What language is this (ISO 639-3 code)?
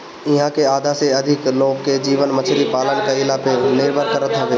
bho